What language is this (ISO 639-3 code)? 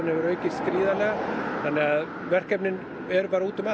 isl